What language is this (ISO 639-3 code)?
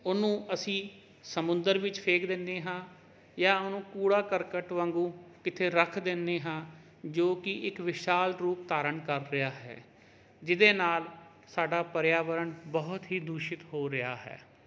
pan